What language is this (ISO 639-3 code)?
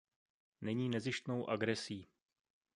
ces